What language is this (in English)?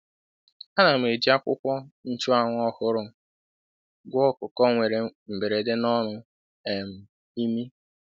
Igbo